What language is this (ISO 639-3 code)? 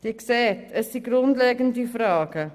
gsw